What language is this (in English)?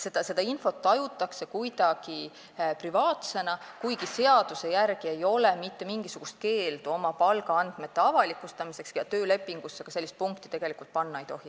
Estonian